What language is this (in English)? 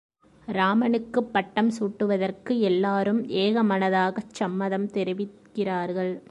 Tamil